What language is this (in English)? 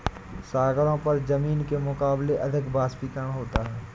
Hindi